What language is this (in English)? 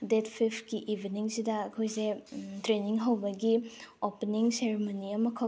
Manipuri